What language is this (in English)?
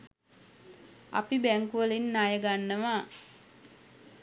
Sinhala